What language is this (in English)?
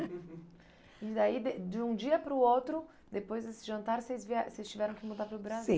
Portuguese